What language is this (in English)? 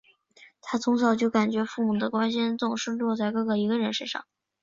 Chinese